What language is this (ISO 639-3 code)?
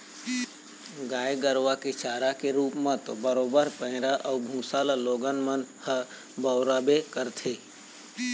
hne